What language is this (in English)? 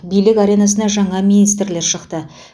Kazakh